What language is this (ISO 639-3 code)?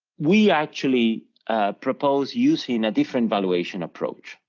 eng